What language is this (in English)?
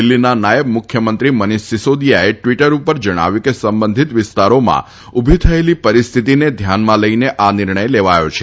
Gujarati